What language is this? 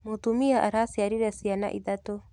Kikuyu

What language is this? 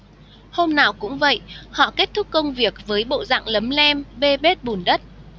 Vietnamese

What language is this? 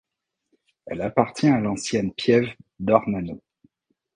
French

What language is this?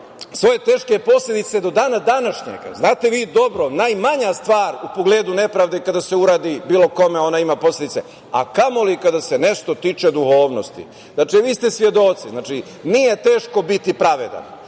Serbian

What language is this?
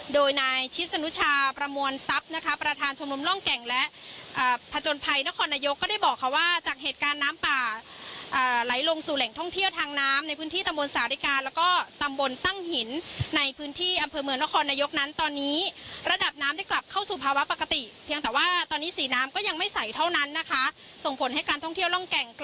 Thai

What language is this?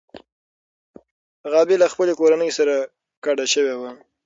Pashto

